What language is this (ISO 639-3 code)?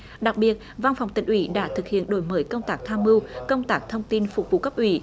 vie